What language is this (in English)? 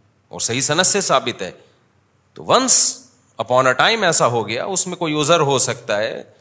Urdu